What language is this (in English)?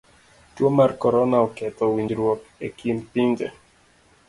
Luo (Kenya and Tanzania)